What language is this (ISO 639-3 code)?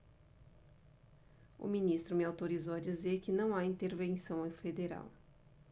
por